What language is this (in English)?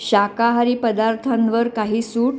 Marathi